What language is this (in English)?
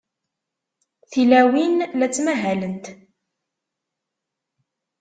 Kabyle